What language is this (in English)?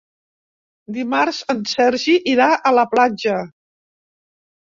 Catalan